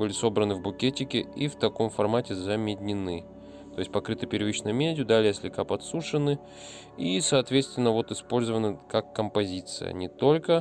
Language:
Russian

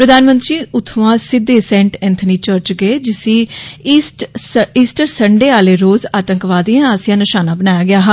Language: Dogri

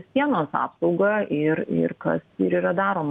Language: Lithuanian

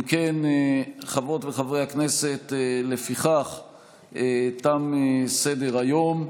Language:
Hebrew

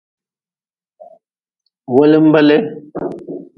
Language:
Nawdm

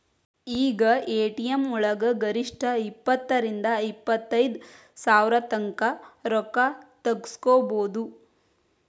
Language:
Kannada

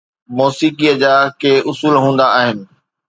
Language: Sindhi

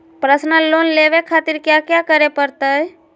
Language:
Magahi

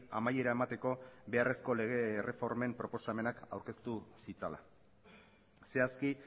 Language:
Basque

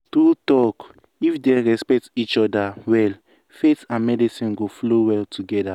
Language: Nigerian Pidgin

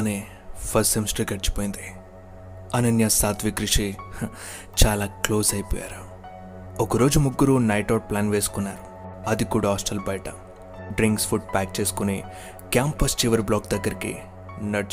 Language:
Telugu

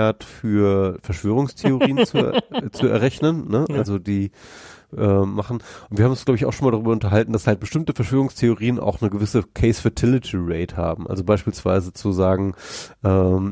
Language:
German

